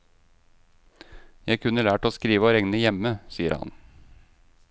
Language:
Norwegian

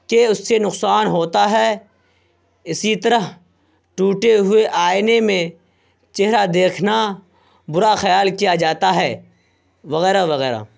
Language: Urdu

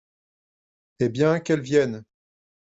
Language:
French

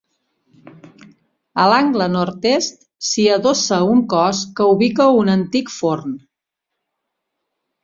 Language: Catalan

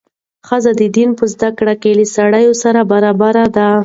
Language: Pashto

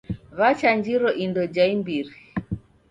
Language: Taita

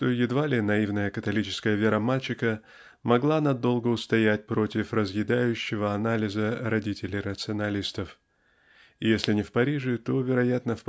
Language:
Russian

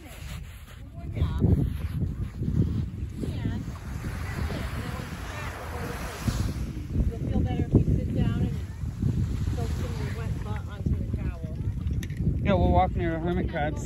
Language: English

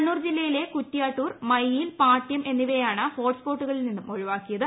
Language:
Malayalam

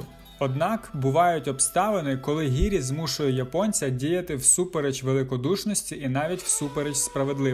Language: Ukrainian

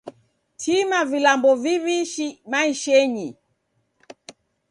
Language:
Taita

